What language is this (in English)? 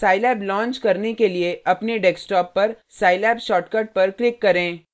Hindi